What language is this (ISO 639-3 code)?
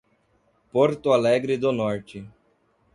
por